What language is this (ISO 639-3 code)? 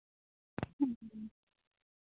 sat